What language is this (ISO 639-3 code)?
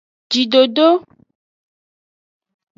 ajg